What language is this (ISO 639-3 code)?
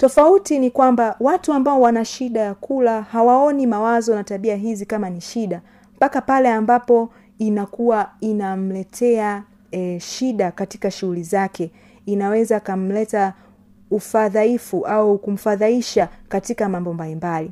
swa